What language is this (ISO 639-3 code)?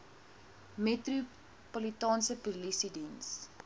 afr